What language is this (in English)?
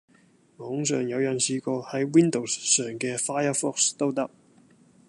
Cantonese